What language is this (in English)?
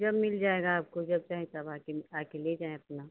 Hindi